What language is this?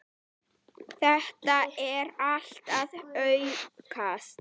Icelandic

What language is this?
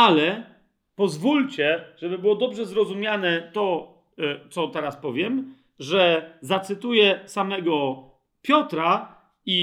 Polish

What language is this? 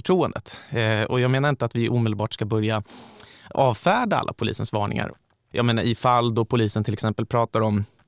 Swedish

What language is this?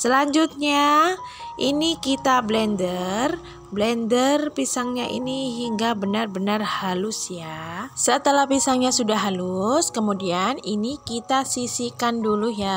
Indonesian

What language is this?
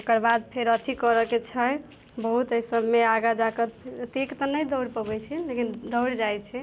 Maithili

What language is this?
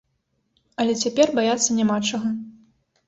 Belarusian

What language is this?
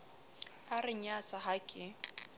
Southern Sotho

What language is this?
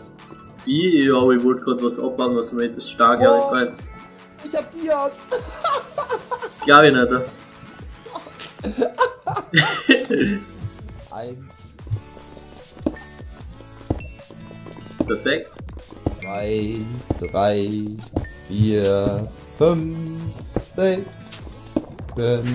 German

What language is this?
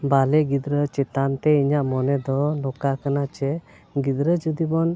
Santali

